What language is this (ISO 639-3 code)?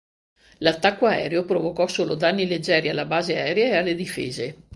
ita